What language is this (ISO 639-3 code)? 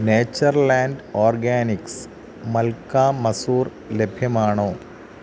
mal